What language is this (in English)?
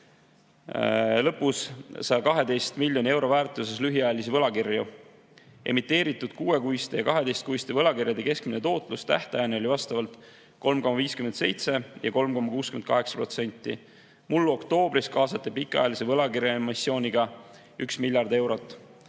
Estonian